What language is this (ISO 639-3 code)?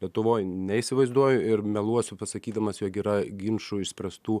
lit